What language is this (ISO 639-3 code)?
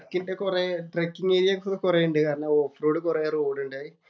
mal